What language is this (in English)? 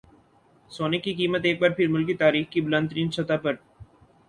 Urdu